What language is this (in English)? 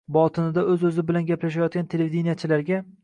Uzbek